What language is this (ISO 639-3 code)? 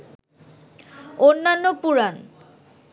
ben